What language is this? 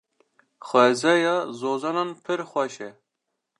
Kurdish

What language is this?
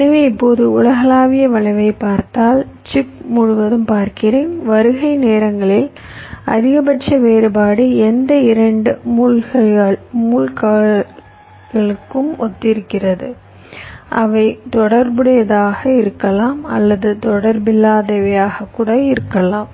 Tamil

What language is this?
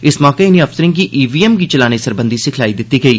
Dogri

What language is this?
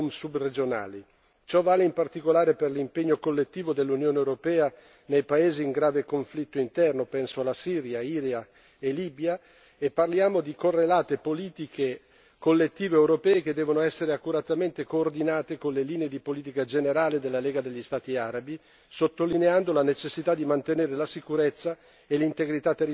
Italian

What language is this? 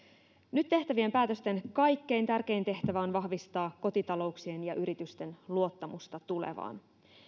Finnish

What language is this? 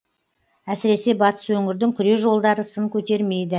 Kazakh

